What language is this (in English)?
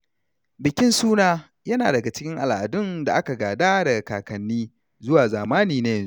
Hausa